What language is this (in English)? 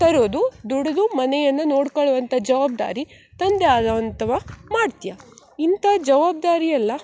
Kannada